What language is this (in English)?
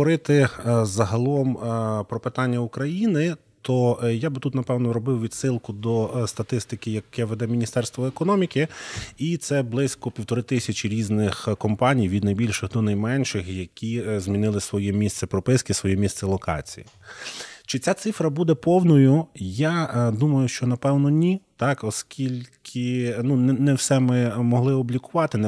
Ukrainian